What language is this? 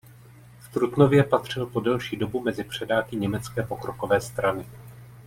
Czech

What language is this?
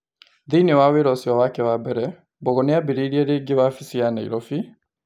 Kikuyu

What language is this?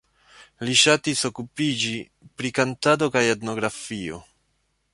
Esperanto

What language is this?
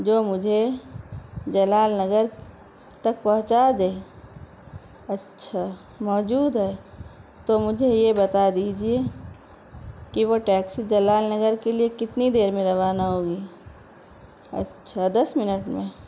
Urdu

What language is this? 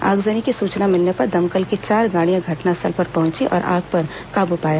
Hindi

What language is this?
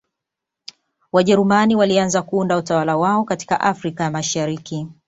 Swahili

